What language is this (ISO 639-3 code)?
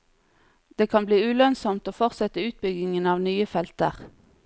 nor